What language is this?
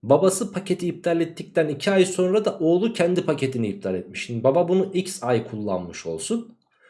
Turkish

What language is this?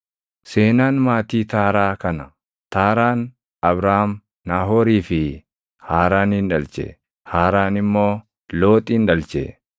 Oromo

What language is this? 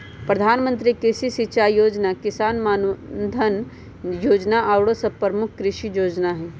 Magahi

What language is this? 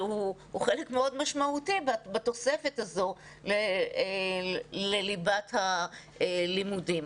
Hebrew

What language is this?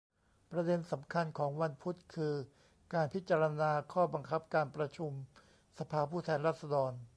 Thai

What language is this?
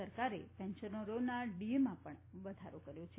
Gujarati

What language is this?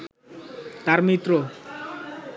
Bangla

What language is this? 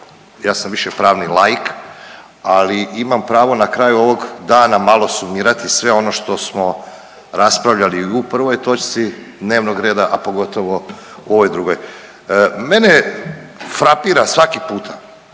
Croatian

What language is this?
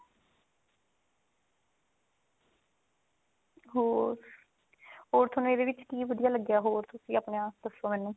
Punjabi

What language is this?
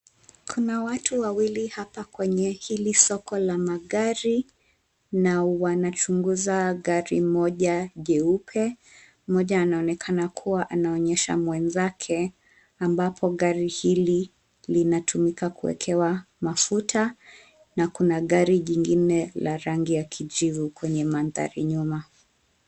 Swahili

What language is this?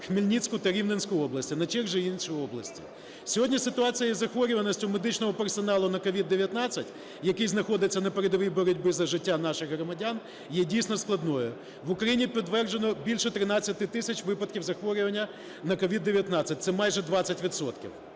Ukrainian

